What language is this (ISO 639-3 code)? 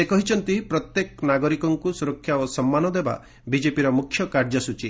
ori